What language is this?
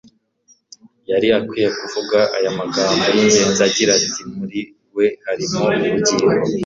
Kinyarwanda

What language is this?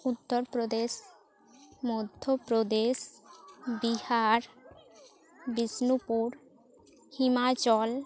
Santali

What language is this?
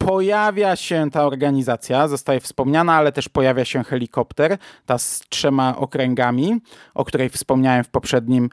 Polish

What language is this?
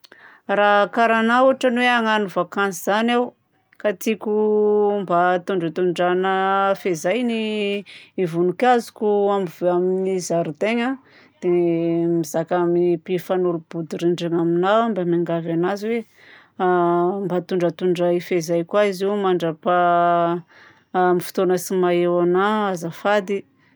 Southern Betsimisaraka Malagasy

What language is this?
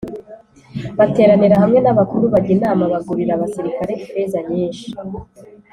Kinyarwanda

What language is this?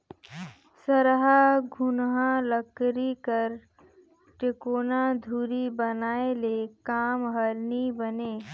Chhattisgarhi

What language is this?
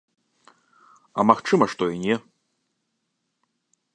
Belarusian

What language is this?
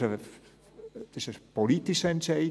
Swiss German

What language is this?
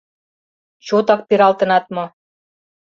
Mari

